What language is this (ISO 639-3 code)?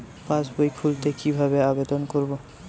ben